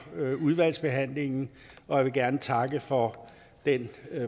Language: Danish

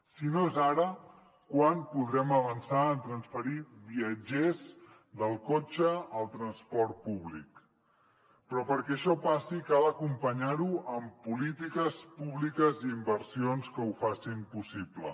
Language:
Catalan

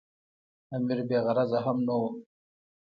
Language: Pashto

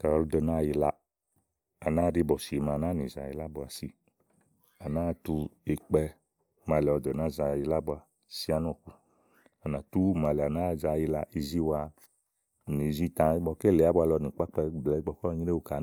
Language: Igo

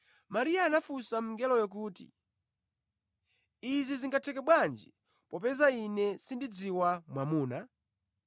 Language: Nyanja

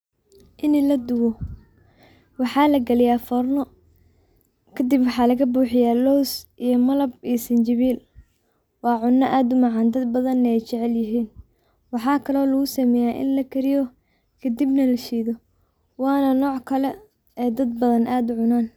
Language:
Somali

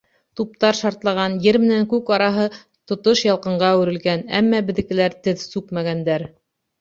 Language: Bashkir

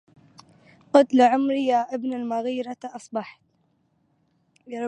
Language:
Arabic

